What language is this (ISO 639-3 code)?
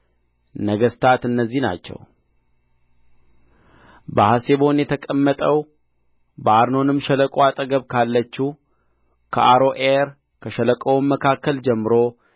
amh